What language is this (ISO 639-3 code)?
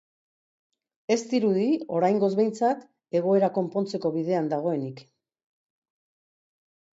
eus